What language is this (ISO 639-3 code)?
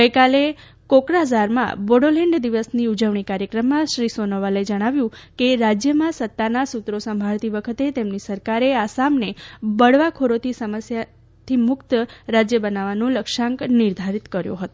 guj